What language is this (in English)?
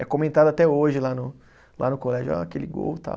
Portuguese